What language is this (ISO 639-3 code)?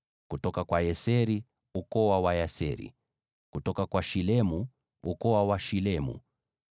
swa